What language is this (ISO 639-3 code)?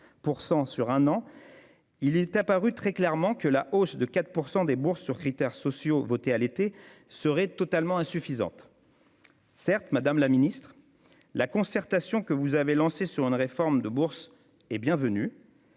fra